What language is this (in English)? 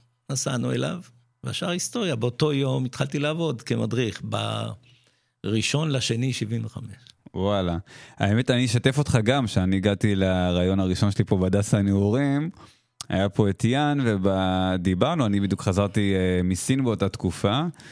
Hebrew